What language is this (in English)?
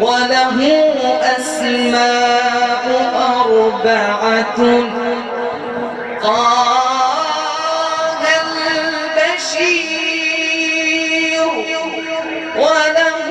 Arabic